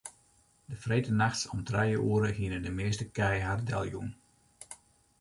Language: Western Frisian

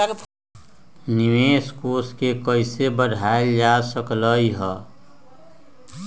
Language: Magahi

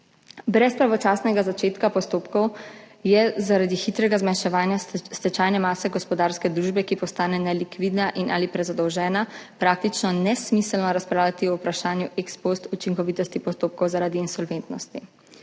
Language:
Slovenian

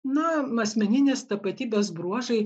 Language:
Lithuanian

